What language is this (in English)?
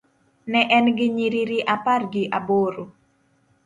Luo (Kenya and Tanzania)